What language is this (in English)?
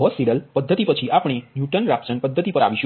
Gujarati